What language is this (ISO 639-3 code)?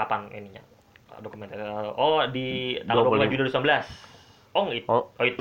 ind